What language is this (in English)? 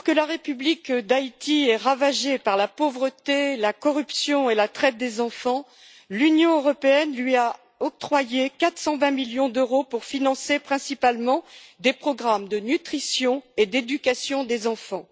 French